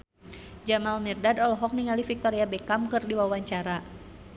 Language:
Sundanese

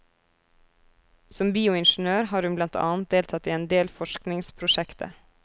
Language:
Norwegian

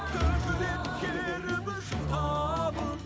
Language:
Kazakh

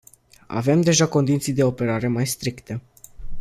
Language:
Romanian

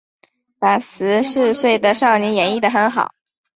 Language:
Chinese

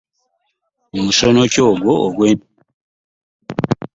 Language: Ganda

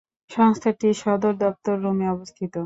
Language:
Bangla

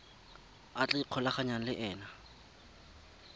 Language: Tswana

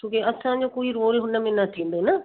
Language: Sindhi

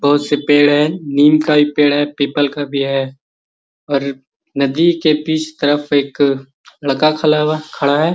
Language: Magahi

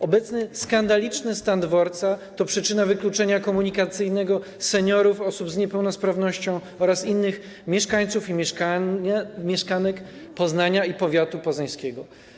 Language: Polish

